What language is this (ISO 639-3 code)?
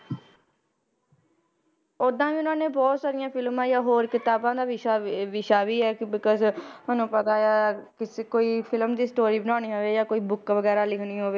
pan